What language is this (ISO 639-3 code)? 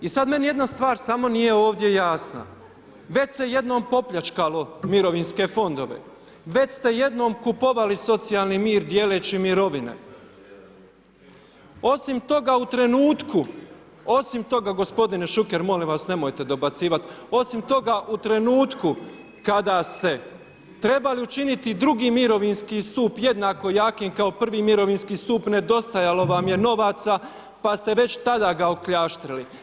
hrv